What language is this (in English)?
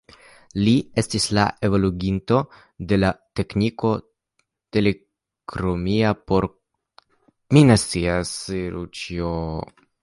Esperanto